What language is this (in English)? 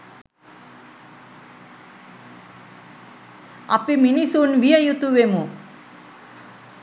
Sinhala